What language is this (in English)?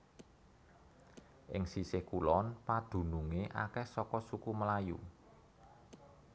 Javanese